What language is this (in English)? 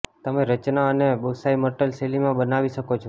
Gujarati